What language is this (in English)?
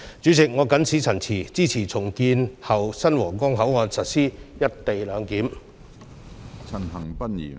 Cantonese